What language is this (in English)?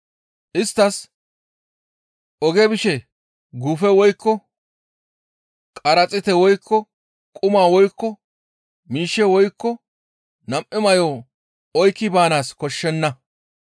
Gamo